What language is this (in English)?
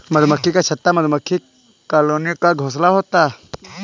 Hindi